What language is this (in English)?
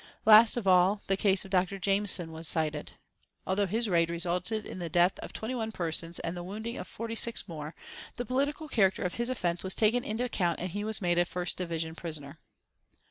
English